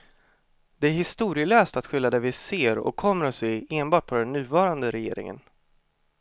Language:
Swedish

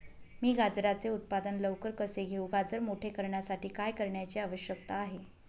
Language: Marathi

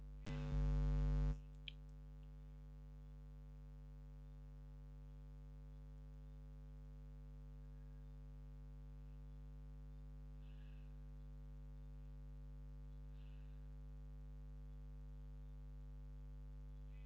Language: Kannada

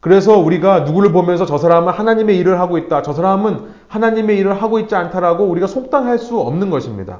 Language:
Korean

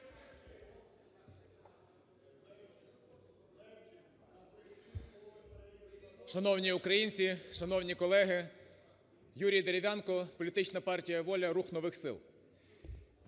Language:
Ukrainian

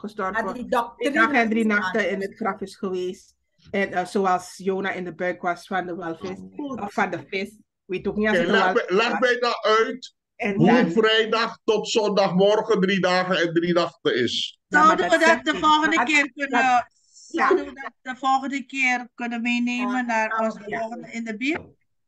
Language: Dutch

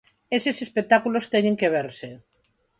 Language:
Galician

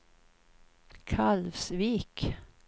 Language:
Swedish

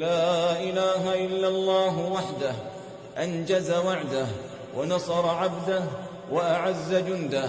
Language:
Arabic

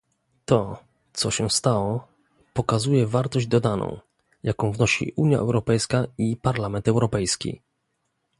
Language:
Polish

